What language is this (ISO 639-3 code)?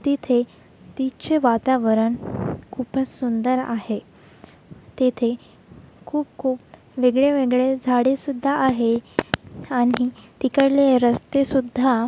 mar